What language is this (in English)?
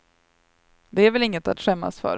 Swedish